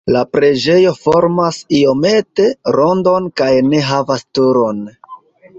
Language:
Esperanto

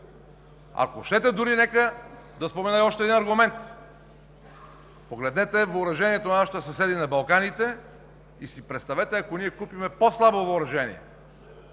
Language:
Bulgarian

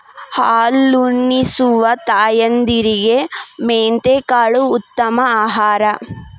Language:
Kannada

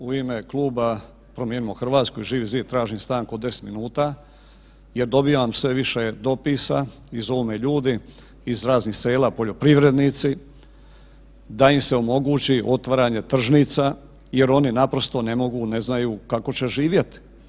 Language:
Croatian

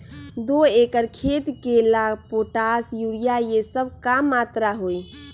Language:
Magahi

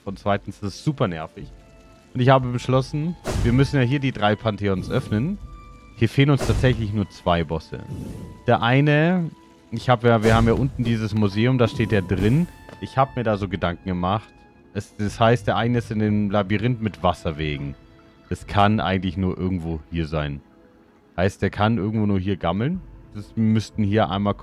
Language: German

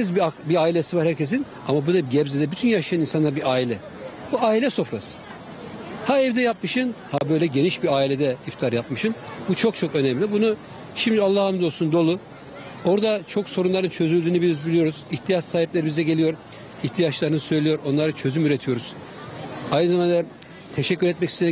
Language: Turkish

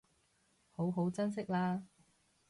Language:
Cantonese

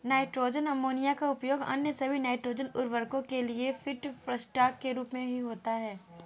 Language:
Hindi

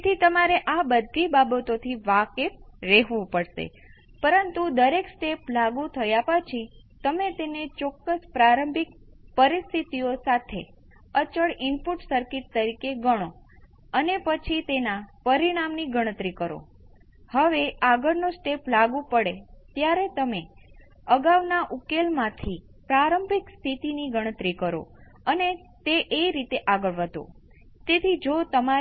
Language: Gujarati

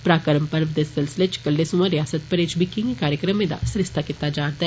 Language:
Dogri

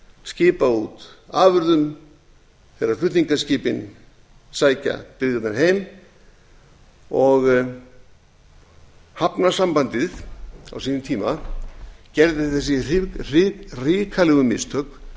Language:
Icelandic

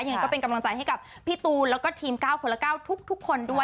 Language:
Thai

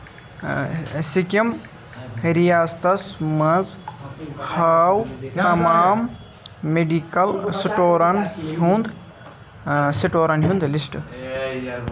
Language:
Kashmiri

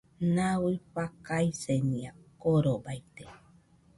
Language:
Nüpode Huitoto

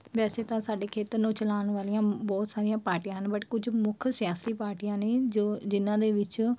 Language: Punjabi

